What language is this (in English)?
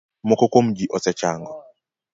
Luo (Kenya and Tanzania)